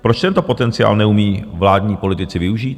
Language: Czech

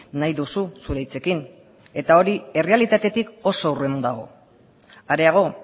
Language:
Basque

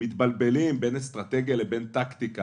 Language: Hebrew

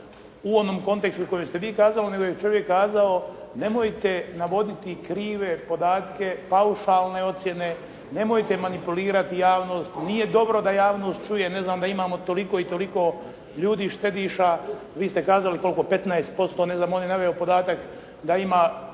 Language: Croatian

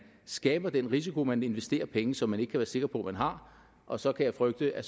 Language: Danish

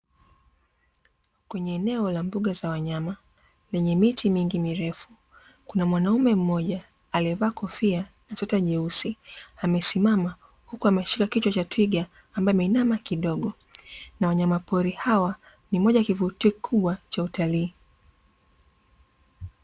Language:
Swahili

